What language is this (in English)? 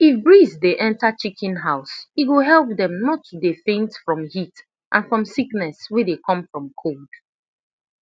Nigerian Pidgin